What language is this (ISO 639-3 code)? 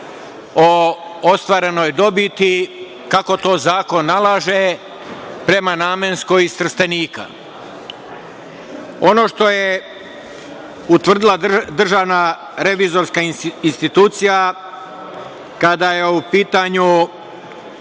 srp